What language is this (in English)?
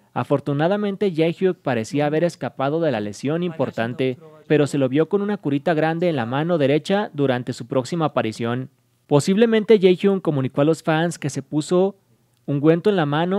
Spanish